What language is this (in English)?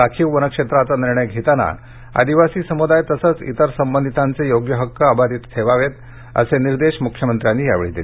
Marathi